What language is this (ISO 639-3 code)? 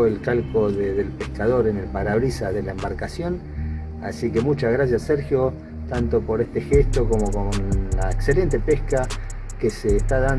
spa